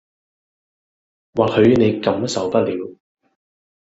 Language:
Cantonese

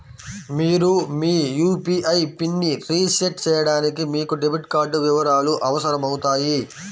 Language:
Telugu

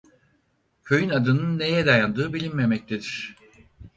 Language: Turkish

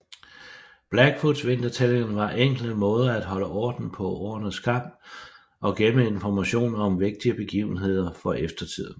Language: Danish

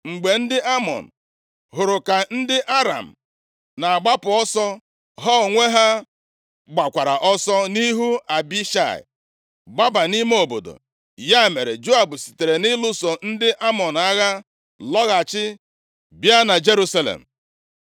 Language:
Igbo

